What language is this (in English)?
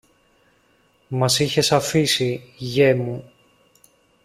Greek